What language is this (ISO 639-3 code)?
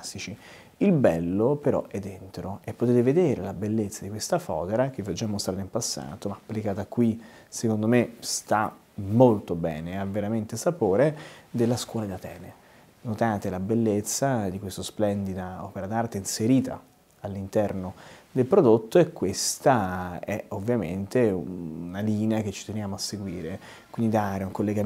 ita